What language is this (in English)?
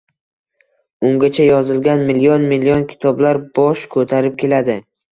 Uzbek